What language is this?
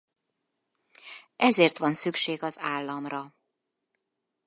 Hungarian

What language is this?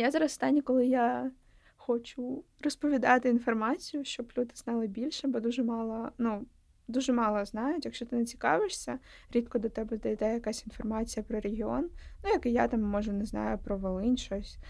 Ukrainian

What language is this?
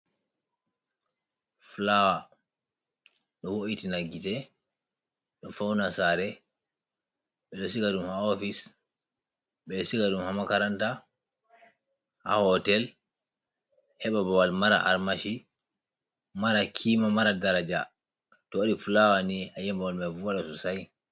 Fula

